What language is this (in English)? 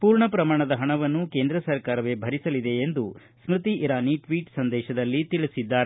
Kannada